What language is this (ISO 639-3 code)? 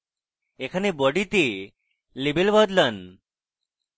ben